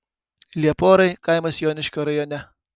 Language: Lithuanian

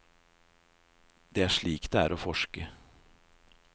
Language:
Norwegian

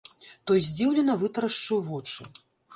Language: Belarusian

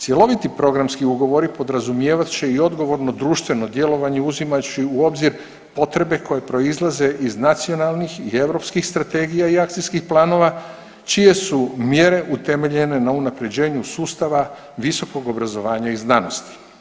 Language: Croatian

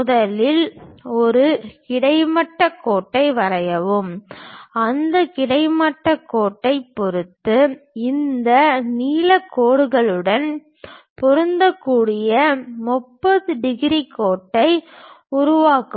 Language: Tamil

